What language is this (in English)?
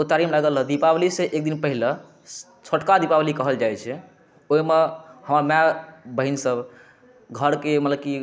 Maithili